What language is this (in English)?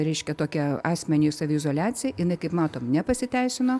Lithuanian